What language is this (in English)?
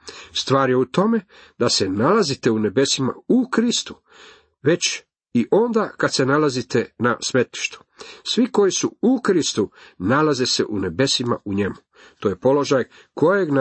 Croatian